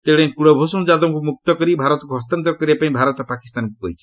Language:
Odia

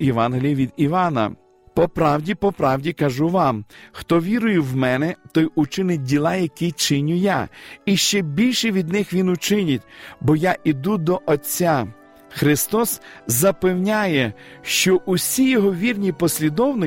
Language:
Ukrainian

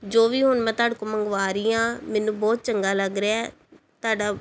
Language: Punjabi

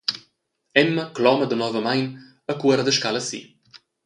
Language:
Romansh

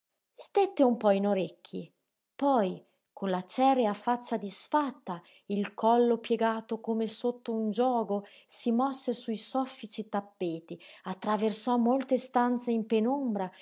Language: Italian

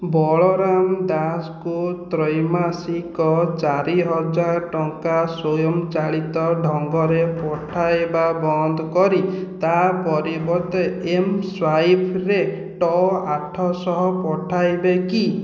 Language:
Odia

